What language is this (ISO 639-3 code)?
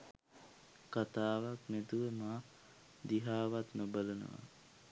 sin